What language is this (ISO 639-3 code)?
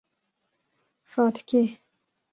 kur